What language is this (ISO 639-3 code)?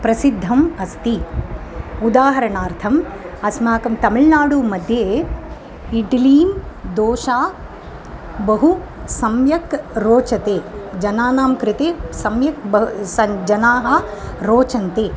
san